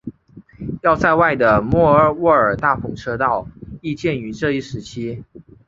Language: Chinese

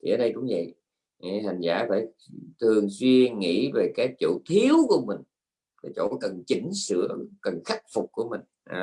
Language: Vietnamese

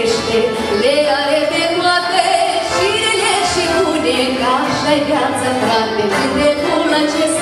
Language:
Korean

